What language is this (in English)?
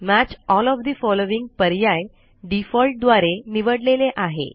Marathi